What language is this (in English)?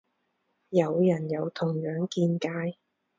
Cantonese